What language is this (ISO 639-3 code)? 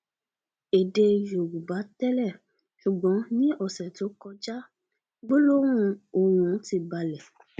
yor